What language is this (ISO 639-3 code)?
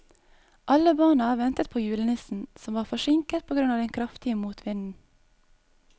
nor